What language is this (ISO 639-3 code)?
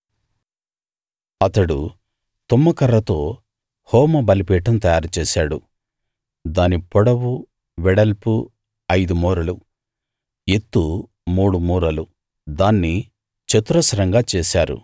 tel